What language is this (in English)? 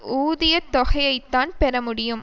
Tamil